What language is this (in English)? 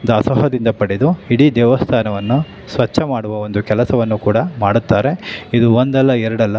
Kannada